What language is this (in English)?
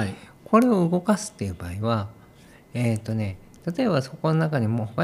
Japanese